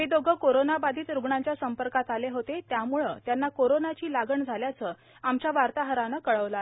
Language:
Marathi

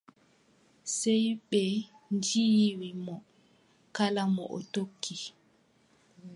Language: Adamawa Fulfulde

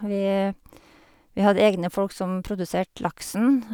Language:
Norwegian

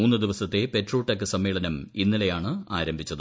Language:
Malayalam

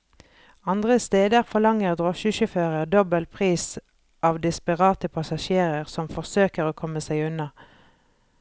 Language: Norwegian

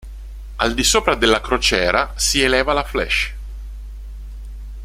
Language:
Italian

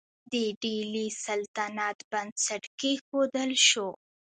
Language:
Pashto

